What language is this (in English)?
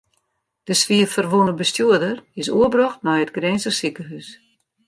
Western Frisian